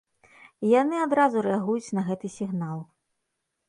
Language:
Belarusian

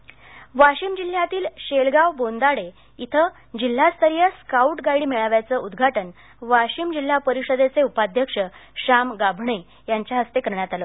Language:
Marathi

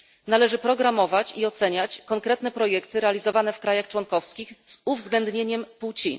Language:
Polish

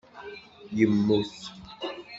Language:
Kabyle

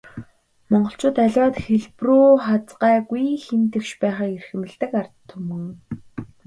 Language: Mongolian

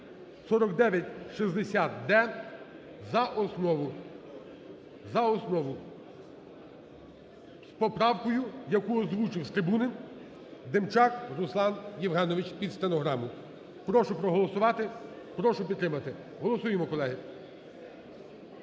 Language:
Ukrainian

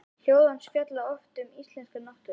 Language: Icelandic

